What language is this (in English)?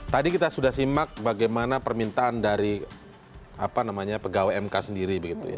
Indonesian